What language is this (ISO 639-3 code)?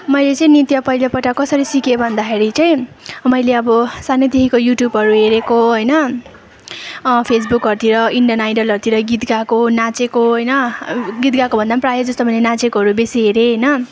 nep